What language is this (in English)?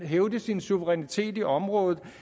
Danish